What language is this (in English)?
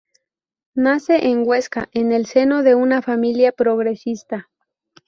Spanish